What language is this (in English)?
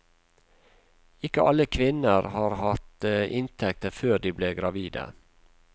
Norwegian